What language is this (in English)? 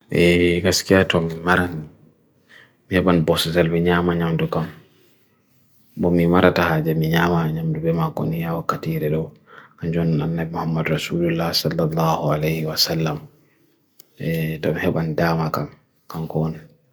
Bagirmi Fulfulde